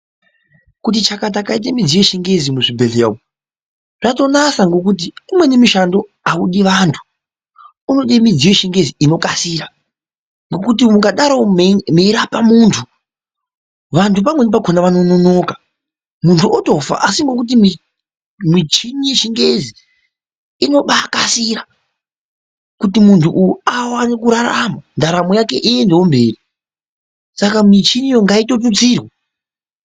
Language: Ndau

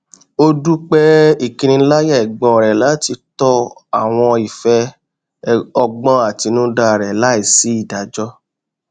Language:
Yoruba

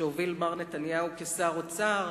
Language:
Hebrew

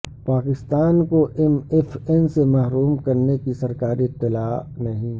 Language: Urdu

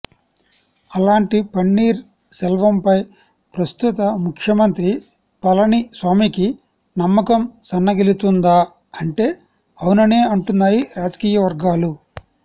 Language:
Telugu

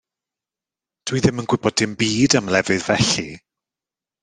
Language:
Welsh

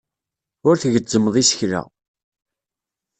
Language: Kabyle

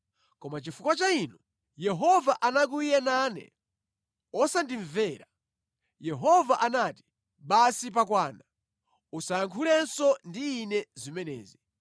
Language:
Nyanja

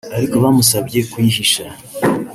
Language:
Kinyarwanda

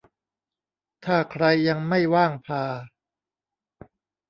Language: Thai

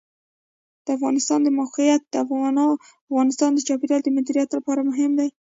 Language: Pashto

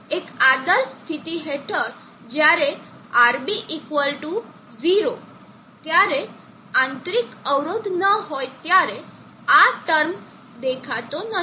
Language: Gujarati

